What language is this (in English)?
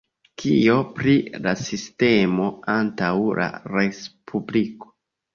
Esperanto